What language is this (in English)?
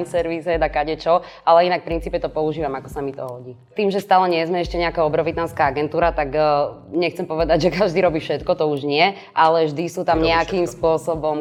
Slovak